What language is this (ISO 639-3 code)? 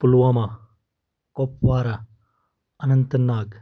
kas